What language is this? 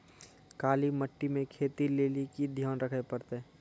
Maithili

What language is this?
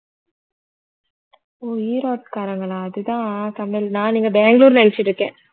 Tamil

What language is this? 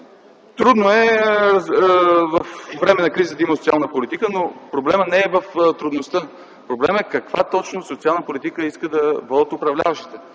Bulgarian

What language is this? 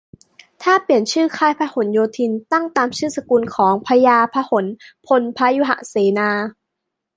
Thai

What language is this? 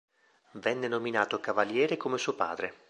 Italian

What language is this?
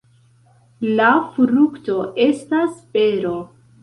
Esperanto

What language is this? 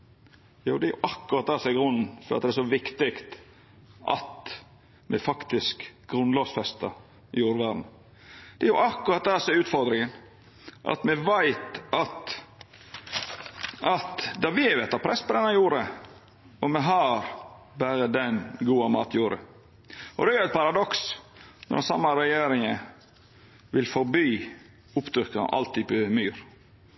Norwegian Nynorsk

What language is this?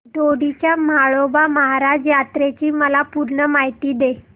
Marathi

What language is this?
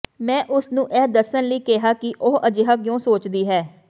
Punjabi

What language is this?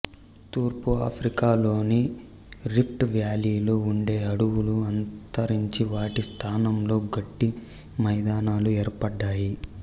Telugu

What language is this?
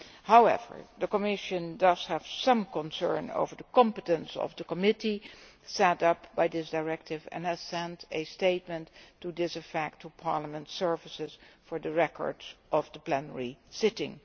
English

